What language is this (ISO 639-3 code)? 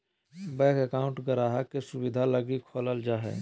mag